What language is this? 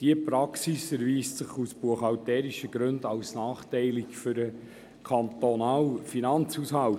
Swiss German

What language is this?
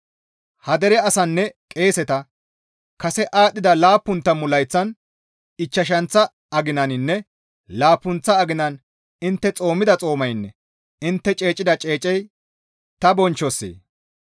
Gamo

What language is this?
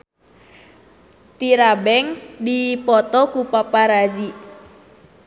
Sundanese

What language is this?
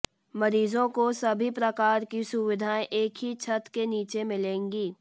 Hindi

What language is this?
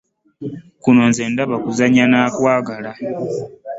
Ganda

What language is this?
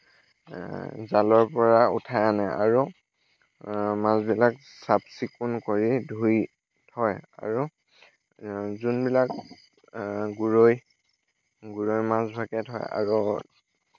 Assamese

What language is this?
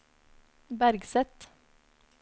Norwegian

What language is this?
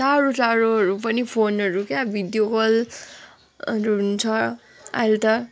Nepali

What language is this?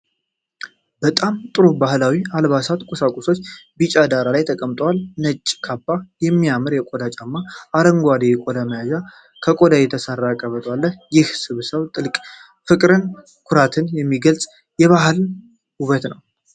Amharic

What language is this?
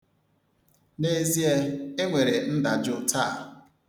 Igbo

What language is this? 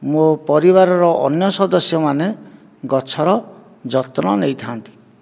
Odia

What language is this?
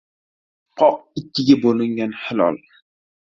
Uzbek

